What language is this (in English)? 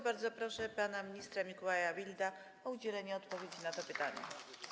Polish